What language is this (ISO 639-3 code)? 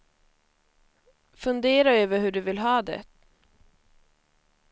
swe